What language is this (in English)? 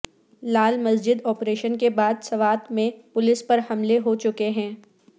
Urdu